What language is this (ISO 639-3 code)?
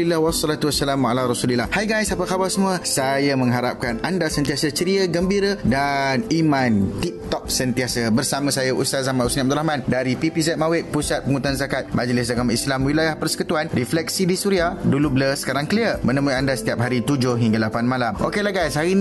msa